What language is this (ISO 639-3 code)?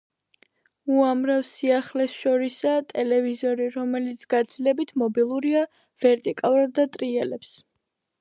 kat